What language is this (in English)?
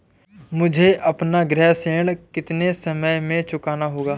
Hindi